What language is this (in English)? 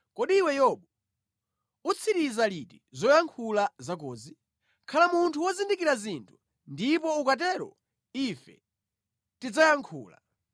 Nyanja